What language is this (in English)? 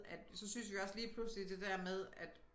Danish